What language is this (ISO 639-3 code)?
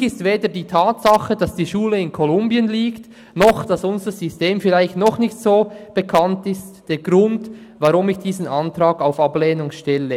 gsw